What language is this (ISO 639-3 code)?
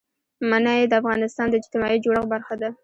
pus